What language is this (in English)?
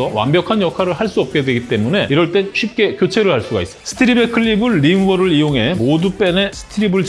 Korean